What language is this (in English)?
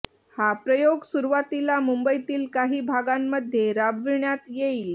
Marathi